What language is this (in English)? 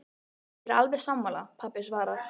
Icelandic